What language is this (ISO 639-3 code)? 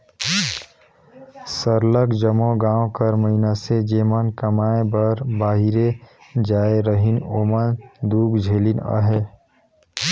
hne